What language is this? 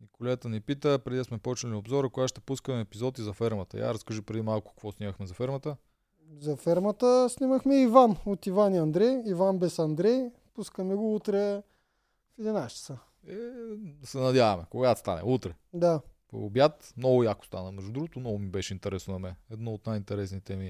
Bulgarian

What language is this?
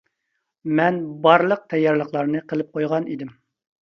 Uyghur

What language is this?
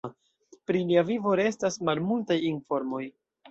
Esperanto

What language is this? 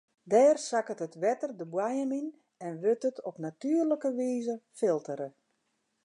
Western Frisian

